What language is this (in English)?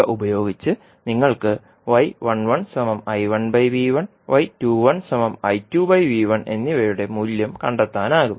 Malayalam